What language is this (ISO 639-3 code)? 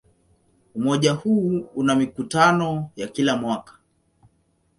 swa